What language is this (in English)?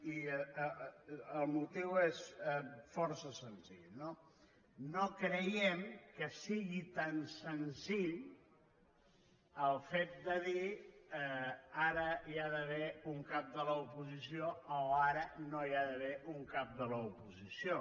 Catalan